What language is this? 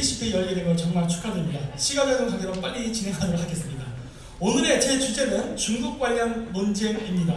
Korean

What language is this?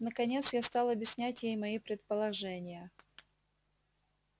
Russian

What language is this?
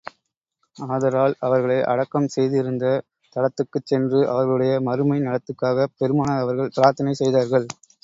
Tamil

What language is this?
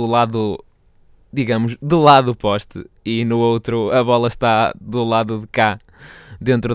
Portuguese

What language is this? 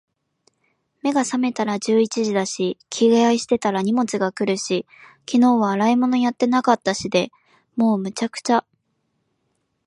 Japanese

